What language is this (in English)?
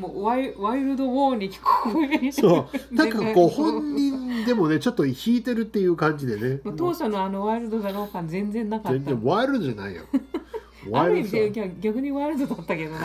Japanese